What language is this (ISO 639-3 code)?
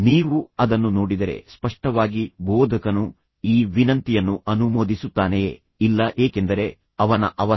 kan